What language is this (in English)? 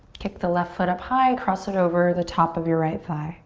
English